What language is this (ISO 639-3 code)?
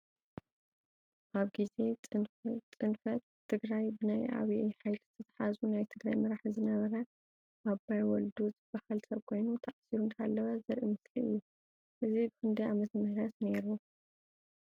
tir